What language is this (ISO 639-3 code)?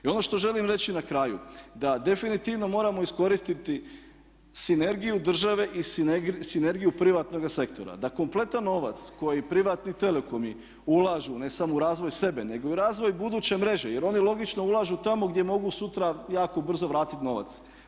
hrv